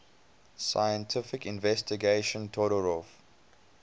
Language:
English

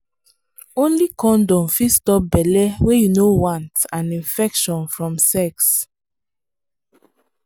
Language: Nigerian Pidgin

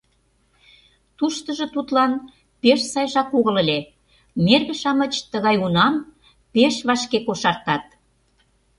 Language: Mari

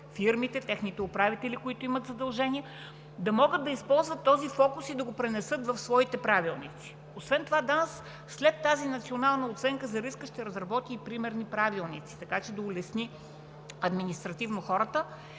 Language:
Bulgarian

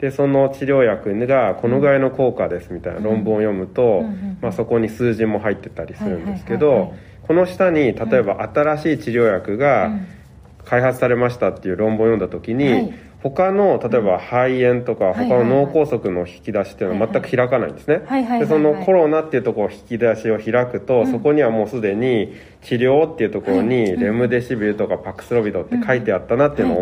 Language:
Japanese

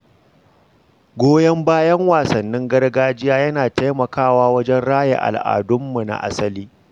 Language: Hausa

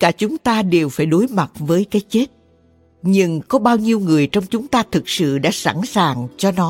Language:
Vietnamese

